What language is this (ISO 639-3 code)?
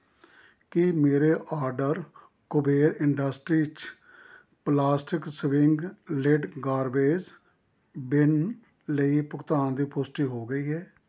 pan